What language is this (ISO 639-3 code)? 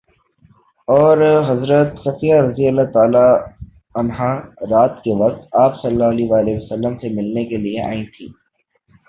urd